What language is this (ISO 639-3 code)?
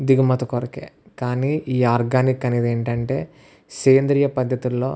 tel